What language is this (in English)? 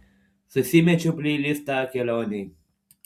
Lithuanian